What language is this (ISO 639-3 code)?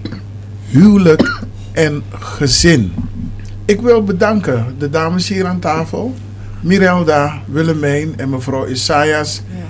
nld